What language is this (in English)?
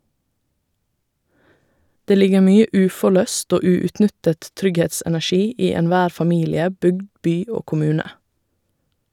Norwegian